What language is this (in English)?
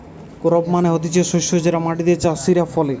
Bangla